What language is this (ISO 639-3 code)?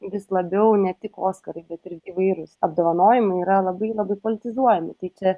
lit